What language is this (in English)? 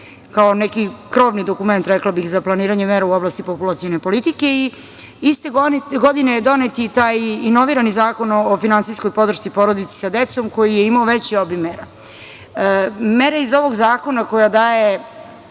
Serbian